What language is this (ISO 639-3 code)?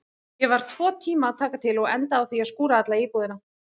isl